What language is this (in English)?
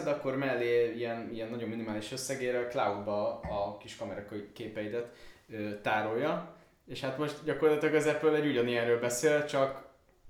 Hungarian